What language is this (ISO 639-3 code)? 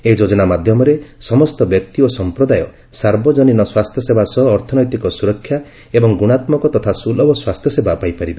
ori